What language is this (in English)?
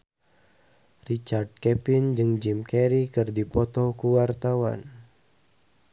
Sundanese